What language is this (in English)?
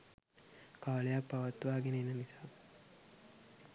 Sinhala